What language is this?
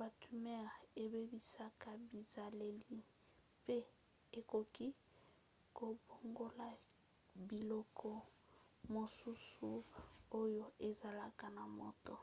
Lingala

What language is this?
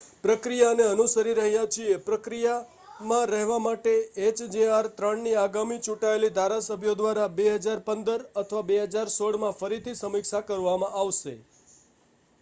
Gujarati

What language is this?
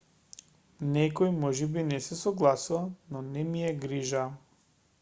Macedonian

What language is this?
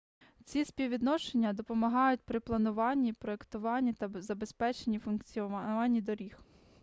Ukrainian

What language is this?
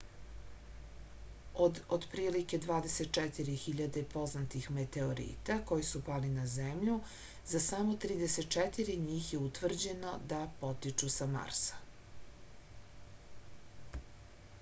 Serbian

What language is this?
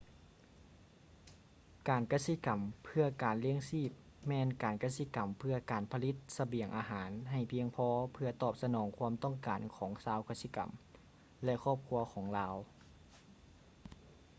Lao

